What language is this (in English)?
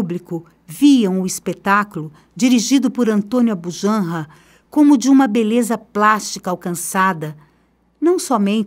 Portuguese